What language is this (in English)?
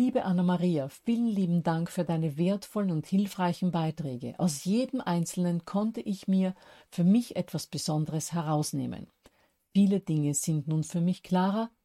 German